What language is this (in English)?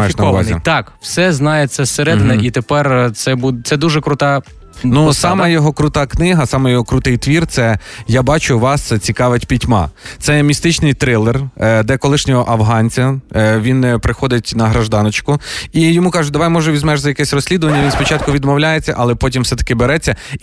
Ukrainian